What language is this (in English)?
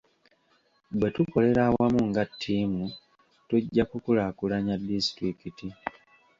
Ganda